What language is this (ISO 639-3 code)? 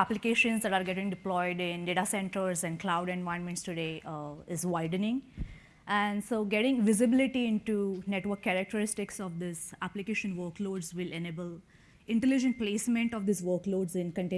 eng